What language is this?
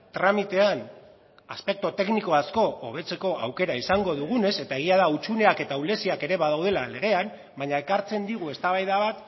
Basque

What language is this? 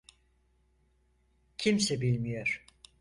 Turkish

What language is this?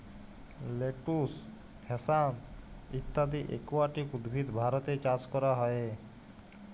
Bangla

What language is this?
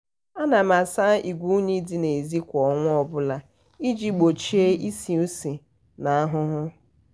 Igbo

